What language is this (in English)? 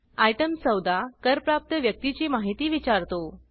Marathi